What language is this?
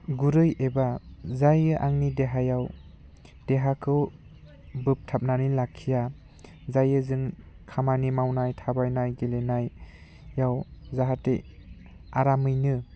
Bodo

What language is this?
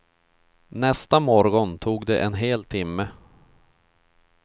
Swedish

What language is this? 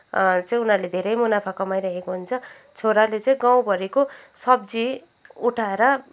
Nepali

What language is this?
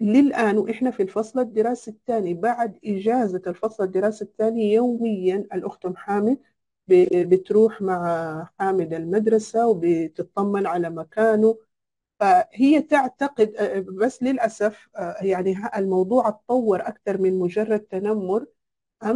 Arabic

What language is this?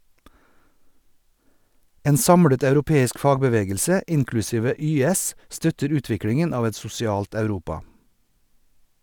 Norwegian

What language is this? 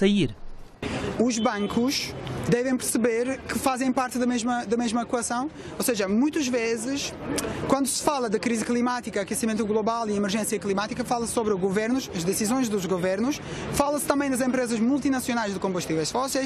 Portuguese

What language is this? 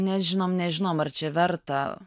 Lithuanian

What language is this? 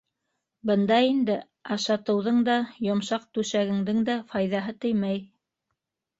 Bashkir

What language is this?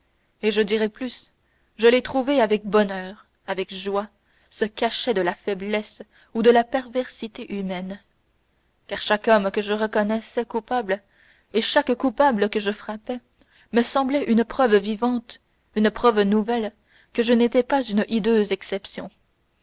French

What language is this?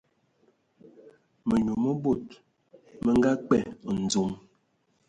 Ewondo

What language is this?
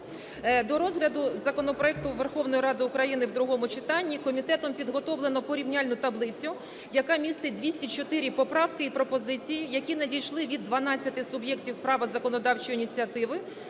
Ukrainian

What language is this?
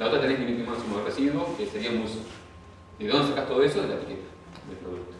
Spanish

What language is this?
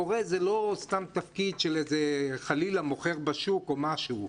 Hebrew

